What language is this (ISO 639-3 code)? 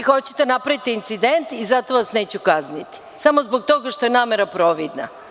srp